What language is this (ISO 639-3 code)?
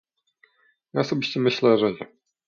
pol